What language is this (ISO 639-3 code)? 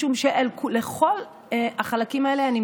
heb